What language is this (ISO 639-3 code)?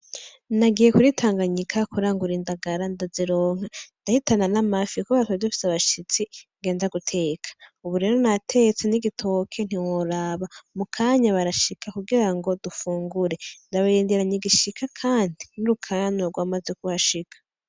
run